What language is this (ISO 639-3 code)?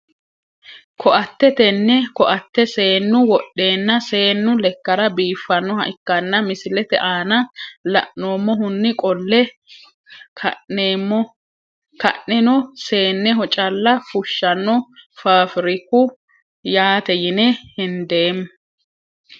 sid